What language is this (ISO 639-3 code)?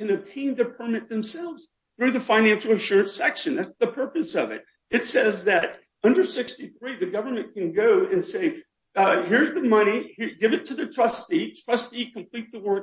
eng